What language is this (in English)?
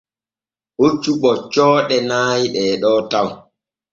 Borgu Fulfulde